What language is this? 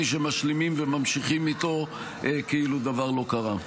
Hebrew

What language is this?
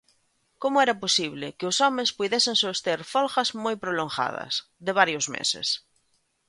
Galician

